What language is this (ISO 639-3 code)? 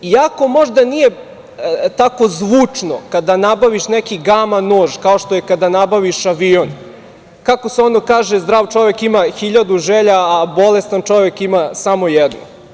srp